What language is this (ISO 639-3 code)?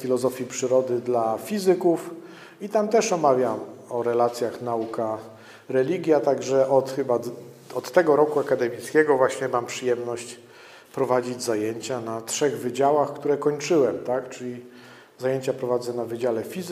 pol